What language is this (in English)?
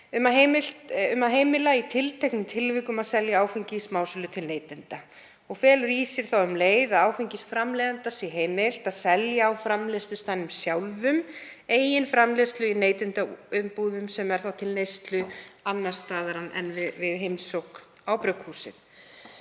Icelandic